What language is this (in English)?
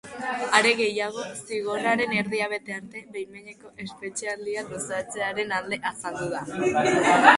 Basque